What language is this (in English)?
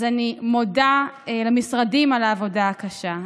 Hebrew